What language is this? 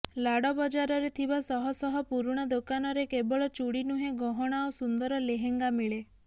Odia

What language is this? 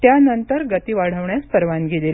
Marathi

